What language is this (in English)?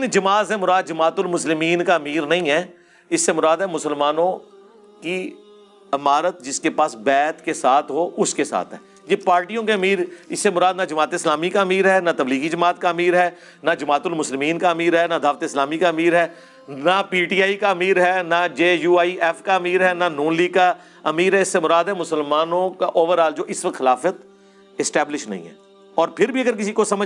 Urdu